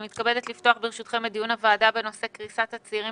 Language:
Hebrew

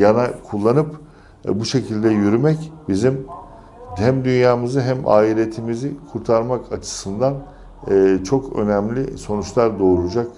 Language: Turkish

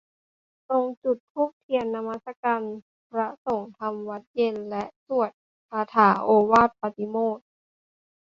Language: Thai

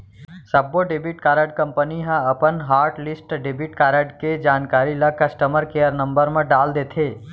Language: Chhattisgarhi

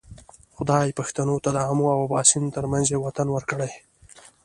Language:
Pashto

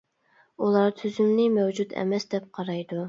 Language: Uyghur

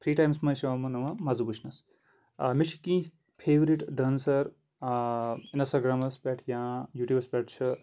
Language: Kashmiri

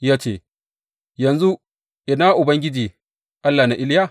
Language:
Hausa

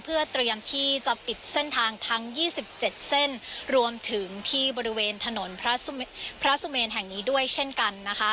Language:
Thai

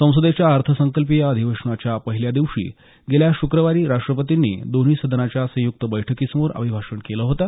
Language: Marathi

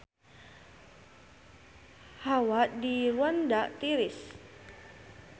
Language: Sundanese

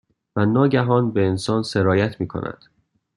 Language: Persian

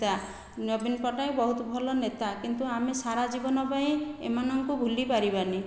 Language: Odia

